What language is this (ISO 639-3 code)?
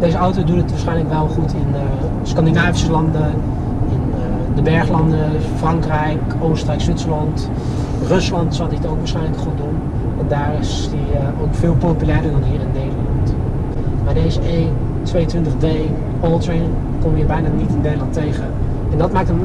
nld